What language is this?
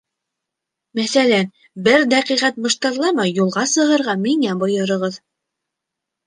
Bashkir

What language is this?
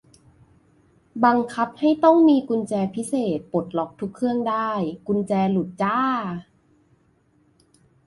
Thai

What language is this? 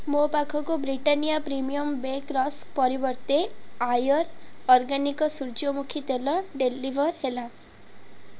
Odia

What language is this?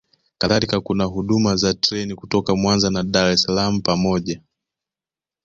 Swahili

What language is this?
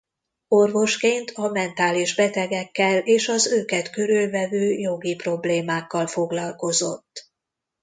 Hungarian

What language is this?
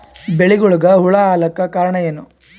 Kannada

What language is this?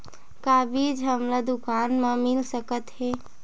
Chhattisgarhi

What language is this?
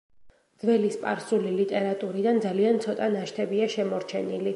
Georgian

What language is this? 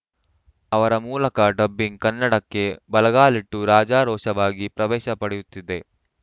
Kannada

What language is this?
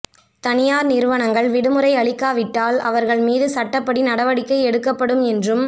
Tamil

